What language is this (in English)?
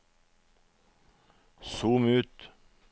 Norwegian